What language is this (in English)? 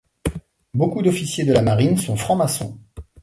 French